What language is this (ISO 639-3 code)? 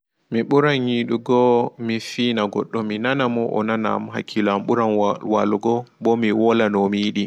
ful